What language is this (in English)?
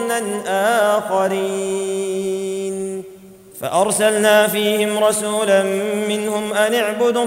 Arabic